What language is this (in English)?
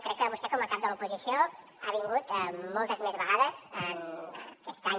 Catalan